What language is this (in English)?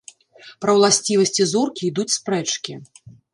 Belarusian